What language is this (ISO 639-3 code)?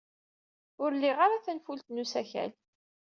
kab